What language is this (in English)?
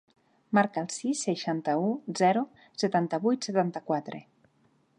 Catalan